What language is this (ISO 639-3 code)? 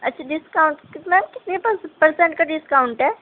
urd